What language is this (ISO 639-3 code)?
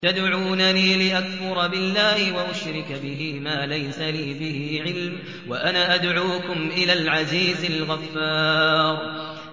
ara